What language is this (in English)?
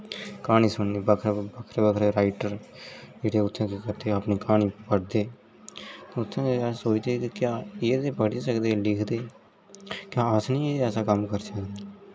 Dogri